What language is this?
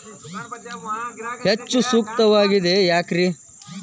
Kannada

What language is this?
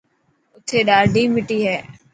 Dhatki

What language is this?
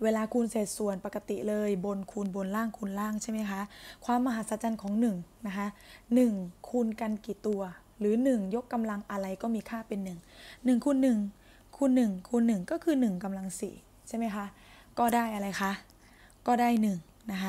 Thai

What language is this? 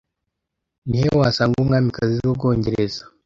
Kinyarwanda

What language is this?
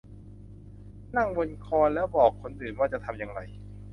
Thai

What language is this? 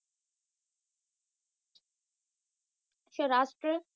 Punjabi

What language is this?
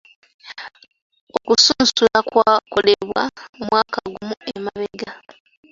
Ganda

